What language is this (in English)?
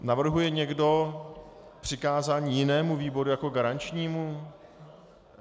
Czech